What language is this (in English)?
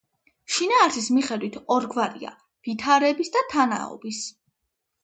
Georgian